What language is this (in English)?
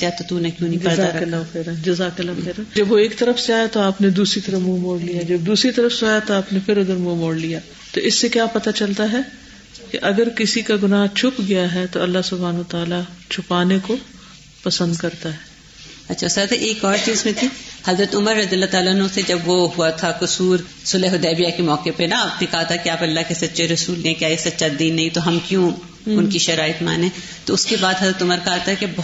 Urdu